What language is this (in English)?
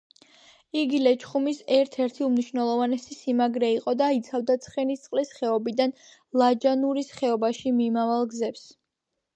Georgian